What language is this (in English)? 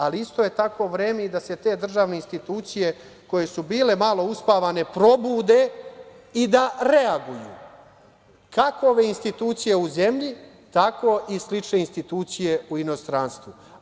Serbian